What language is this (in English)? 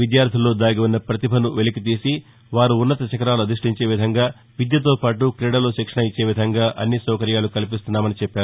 Telugu